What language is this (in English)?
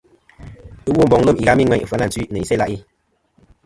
Kom